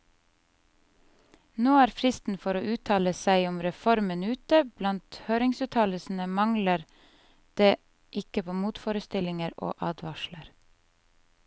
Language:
Norwegian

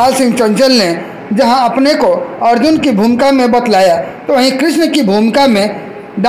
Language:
Hindi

